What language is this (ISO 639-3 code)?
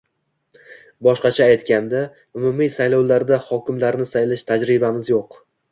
uzb